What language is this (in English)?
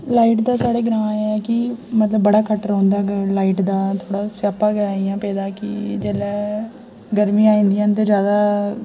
Dogri